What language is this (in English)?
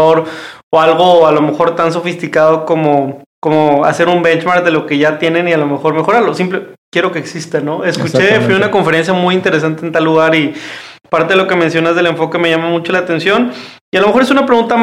Spanish